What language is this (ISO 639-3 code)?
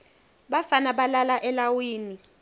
ssw